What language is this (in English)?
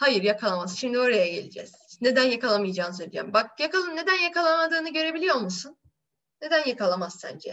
Turkish